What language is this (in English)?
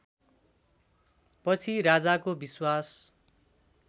Nepali